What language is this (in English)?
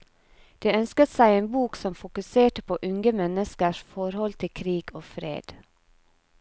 Norwegian